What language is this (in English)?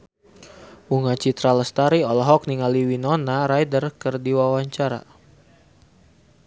Sundanese